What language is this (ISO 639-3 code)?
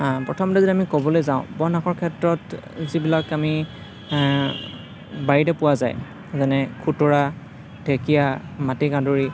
asm